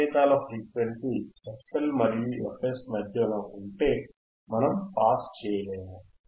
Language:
Telugu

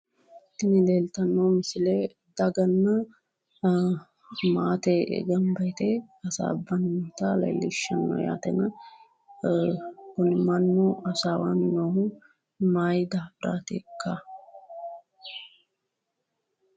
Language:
Sidamo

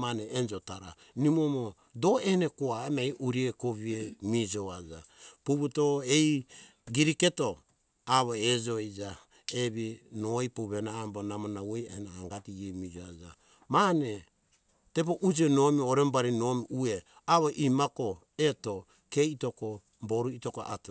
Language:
Hunjara-Kaina Ke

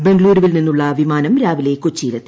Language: Malayalam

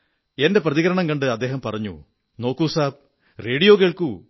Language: Malayalam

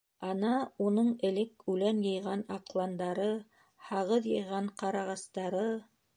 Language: Bashkir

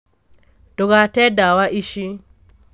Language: Kikuyu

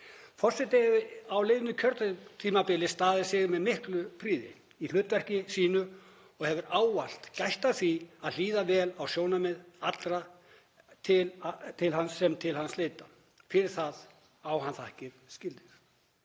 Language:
Icelandic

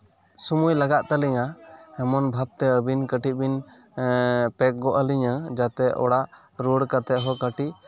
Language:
Santali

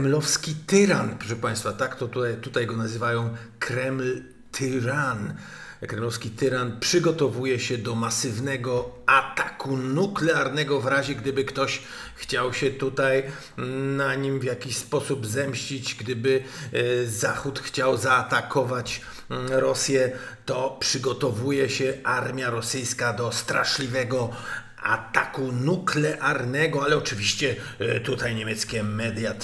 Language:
Polish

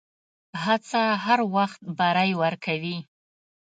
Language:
Pashto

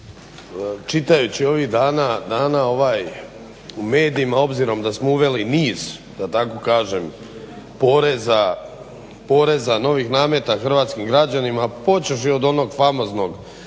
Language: Croatian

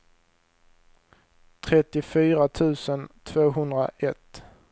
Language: Swedish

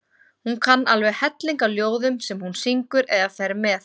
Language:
Icelandic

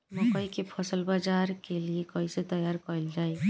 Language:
Bhojpuri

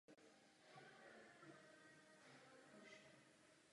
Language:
Czech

